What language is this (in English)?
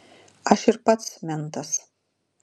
Lithuanian